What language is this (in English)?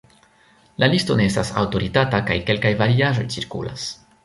Esperanto